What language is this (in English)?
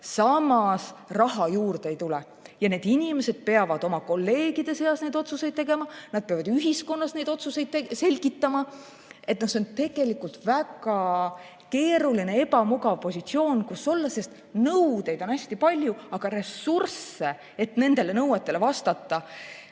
Estonian